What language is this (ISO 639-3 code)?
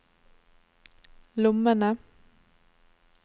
nor